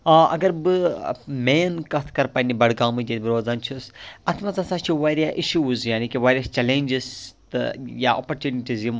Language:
Kashmiri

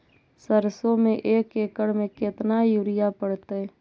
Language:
Magahi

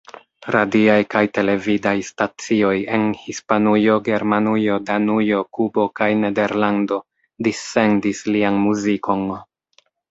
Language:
Esperanto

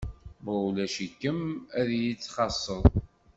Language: Kabyle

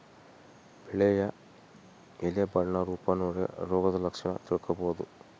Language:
Kannada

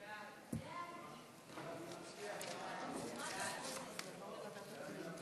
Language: Hebrew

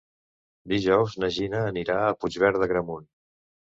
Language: Catalan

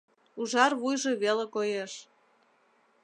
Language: Mari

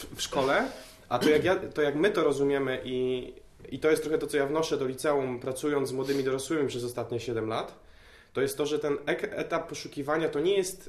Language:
Polish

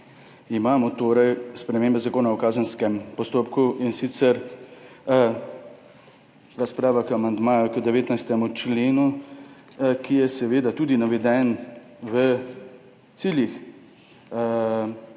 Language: Slovenian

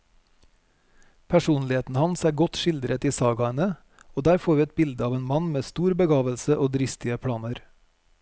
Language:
Norwegian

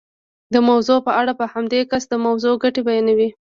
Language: Pashto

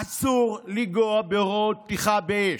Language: Hebrew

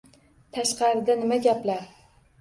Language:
Uzbek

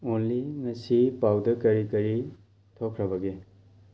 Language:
Manipuri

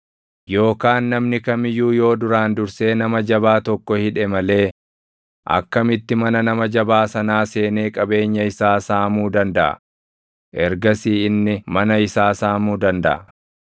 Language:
Oromo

